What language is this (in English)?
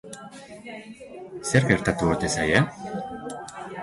Basque